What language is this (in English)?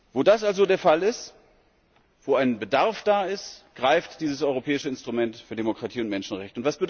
German